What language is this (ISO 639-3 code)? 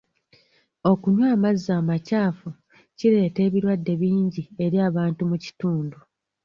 lug